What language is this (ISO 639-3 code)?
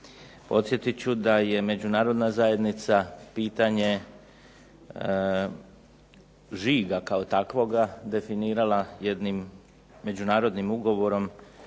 hrv